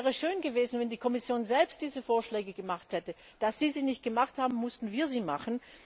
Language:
German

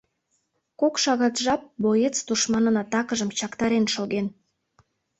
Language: Mari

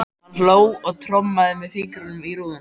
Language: Icelandic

